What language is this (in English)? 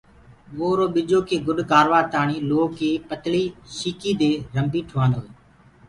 Gurgula